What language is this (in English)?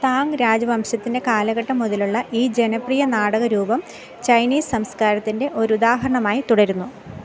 Malayalam